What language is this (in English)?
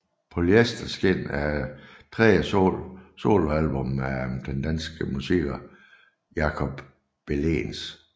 Danish